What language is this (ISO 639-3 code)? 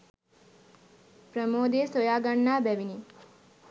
sin